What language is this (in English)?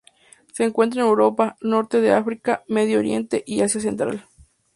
Spanish